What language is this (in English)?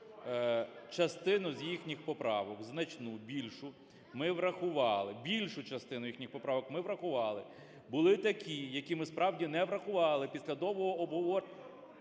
Ukrainian